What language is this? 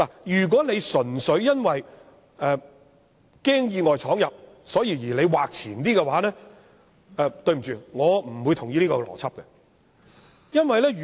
Cantonese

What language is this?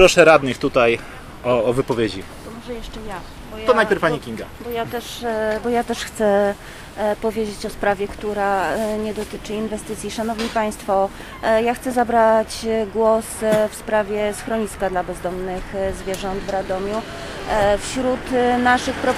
Polish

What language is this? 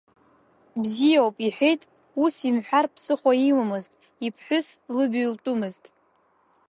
Abkhazian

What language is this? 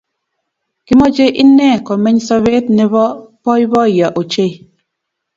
Kalenjin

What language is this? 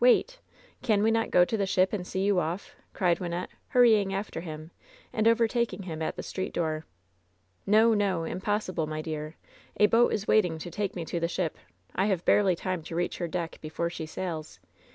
English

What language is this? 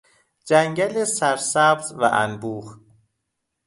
Persian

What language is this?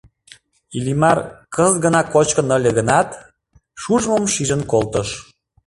Mari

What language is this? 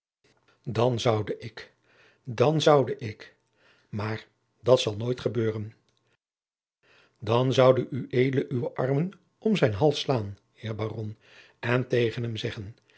Dutch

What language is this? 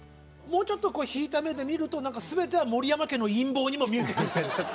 Japanese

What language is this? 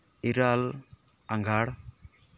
Santali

